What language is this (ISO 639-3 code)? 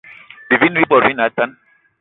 eto